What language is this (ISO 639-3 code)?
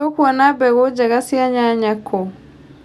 kik